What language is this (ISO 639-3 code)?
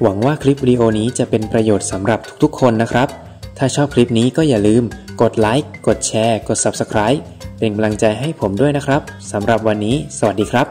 tha